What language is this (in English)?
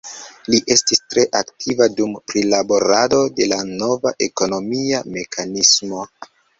Esperanto